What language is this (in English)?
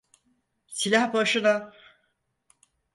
Turkish